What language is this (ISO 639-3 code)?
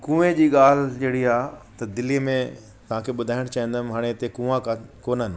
snd